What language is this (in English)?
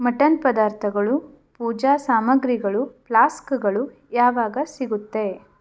Kannada